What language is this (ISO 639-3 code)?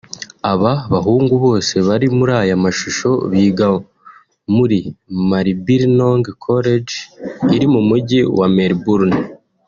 kin